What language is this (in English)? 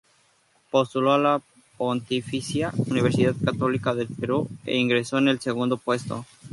Spanish